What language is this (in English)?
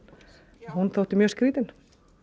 Icelandic